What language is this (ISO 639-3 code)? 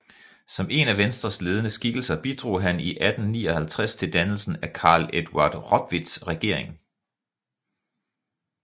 dan